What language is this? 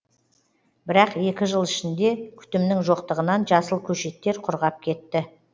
Kazakh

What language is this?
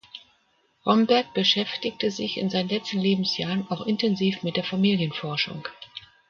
German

